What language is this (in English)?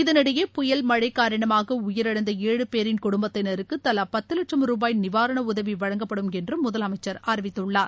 Tamil